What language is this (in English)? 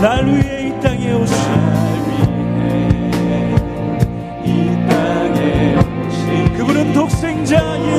Korean